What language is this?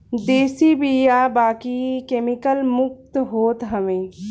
Bhojpuri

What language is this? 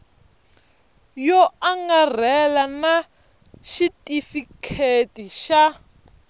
Tsonga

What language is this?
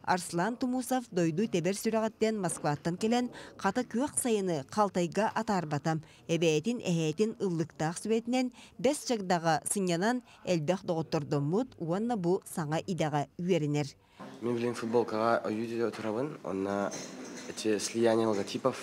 Turkish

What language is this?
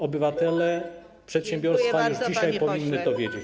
Polish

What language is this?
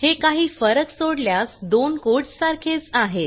Marathi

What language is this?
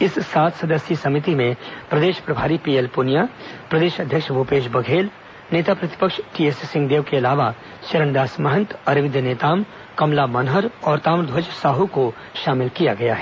Hindi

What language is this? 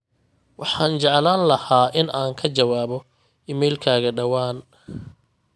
Somali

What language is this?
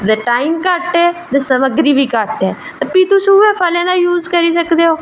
Dogri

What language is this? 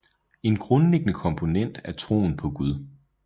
Danish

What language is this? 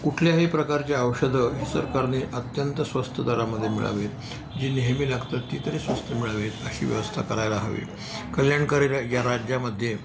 Marathi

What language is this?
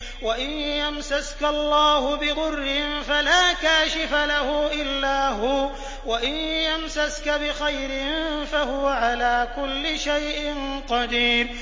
Arabic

